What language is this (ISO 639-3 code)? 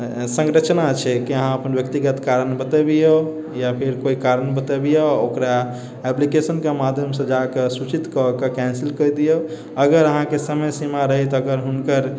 mai